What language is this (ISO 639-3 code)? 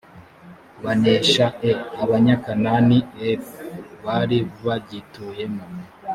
kin